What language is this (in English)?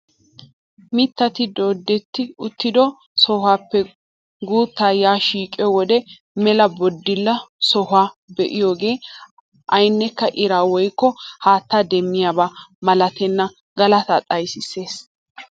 Wolaytta